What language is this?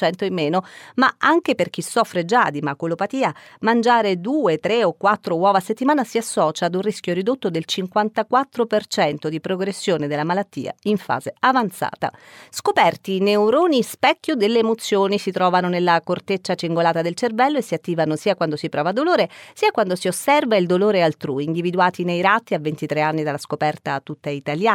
Italian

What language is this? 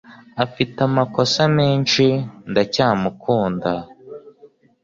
Kinyarwanda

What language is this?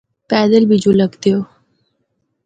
Northern Hindko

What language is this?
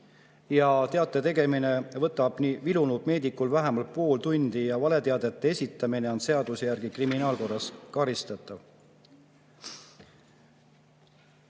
Estonian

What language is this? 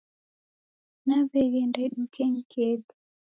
Taita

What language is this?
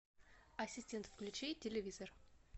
Russian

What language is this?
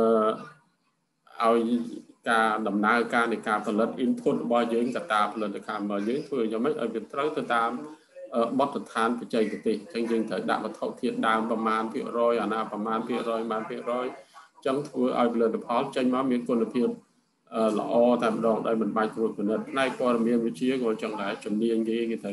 Thai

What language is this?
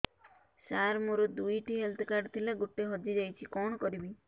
Odia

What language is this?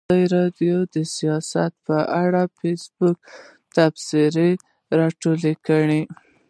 Pashto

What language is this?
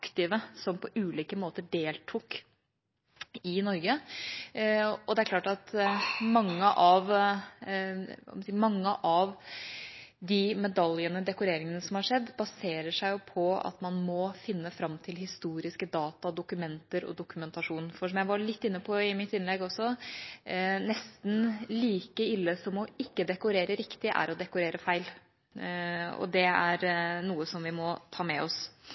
Norwegian Bokmål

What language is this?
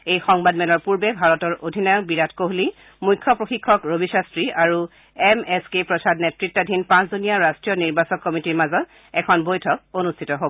Assamese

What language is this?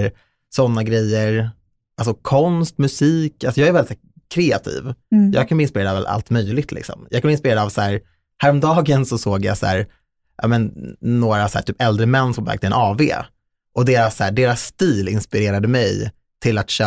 Swedish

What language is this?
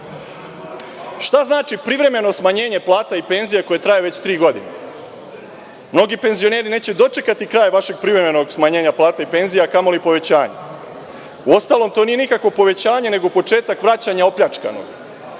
Serbian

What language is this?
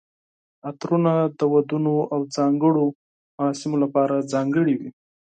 Pashto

